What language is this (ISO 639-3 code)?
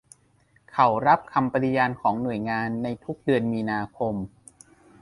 tha